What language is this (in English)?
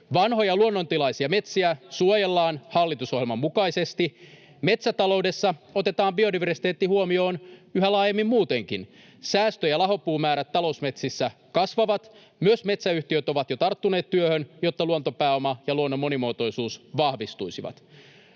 Finnish